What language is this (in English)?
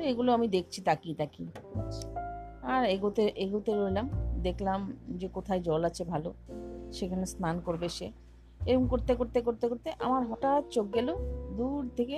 Bangla